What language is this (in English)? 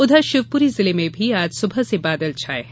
Hindi